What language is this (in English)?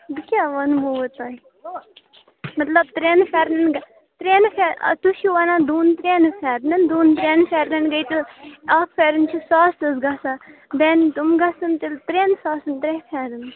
Kashmiri